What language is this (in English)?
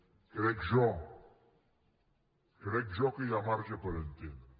Catalan